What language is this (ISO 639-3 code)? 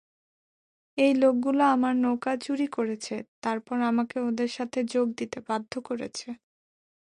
ben